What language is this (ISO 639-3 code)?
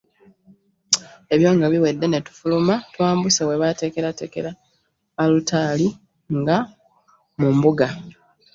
lug